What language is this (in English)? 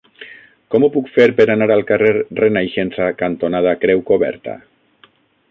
Catalan